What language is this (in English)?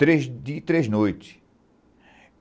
Portuguese